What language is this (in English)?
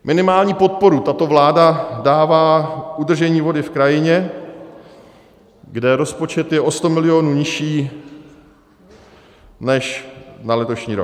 Czech